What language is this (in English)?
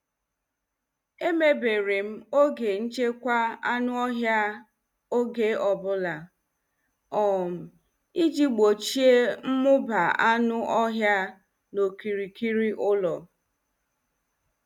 Igbo